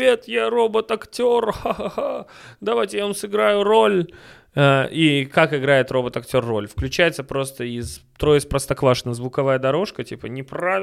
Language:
Russian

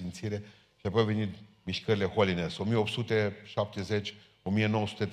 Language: Romanian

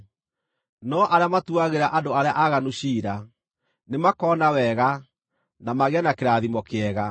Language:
Kikuyu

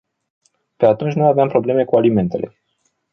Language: Romanian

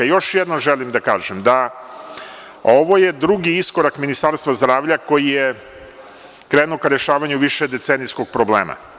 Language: Serbian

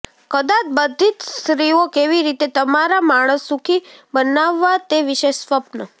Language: Gujarati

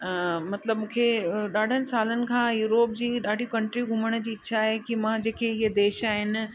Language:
Sindhi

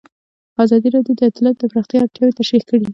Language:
Pashto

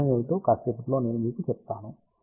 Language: Telugu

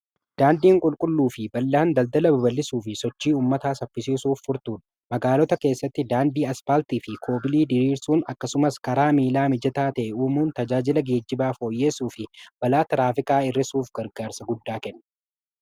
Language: Oromo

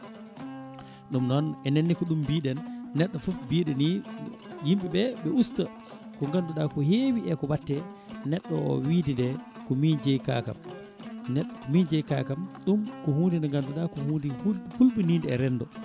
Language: Fula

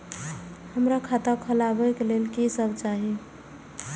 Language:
Maithili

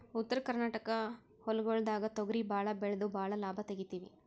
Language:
Kannada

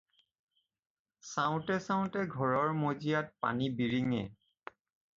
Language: Assamese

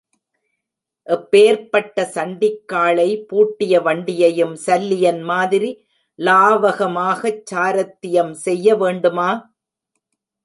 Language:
Tamil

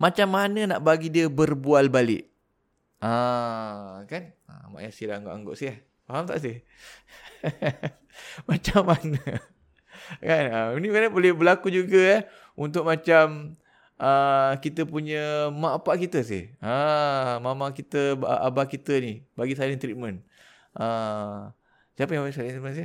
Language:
Malay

